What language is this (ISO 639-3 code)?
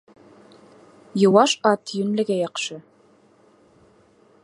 bak